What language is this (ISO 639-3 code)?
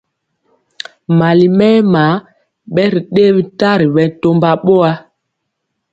mcx